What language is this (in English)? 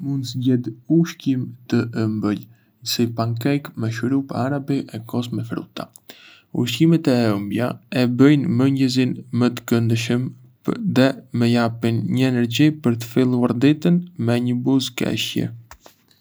Arbëreshë Albanian